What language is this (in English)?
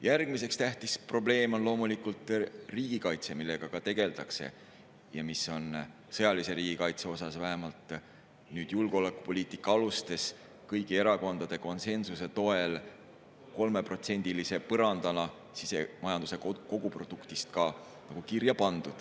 Estonian